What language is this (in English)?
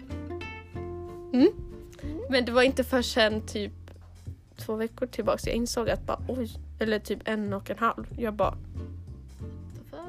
Swedish